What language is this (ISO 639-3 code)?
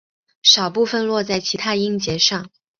zho